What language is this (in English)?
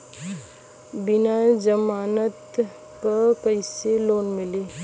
Bhojpuri